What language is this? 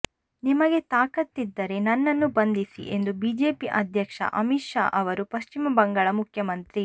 Kannada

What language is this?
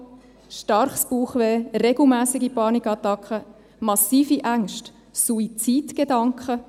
Swiss German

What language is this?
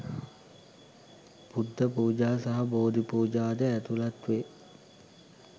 Sinhala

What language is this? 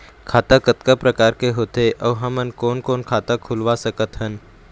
Chhattisgarhi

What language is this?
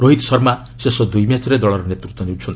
Odia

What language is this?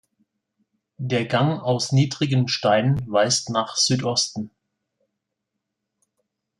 German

